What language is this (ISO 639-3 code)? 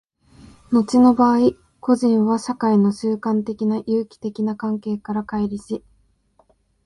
jpn